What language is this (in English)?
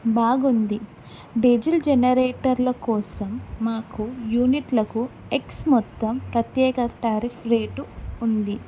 Telugu